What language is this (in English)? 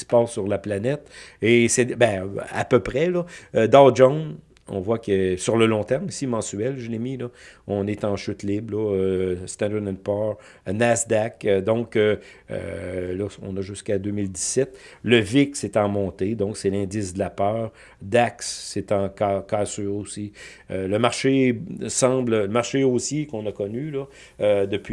French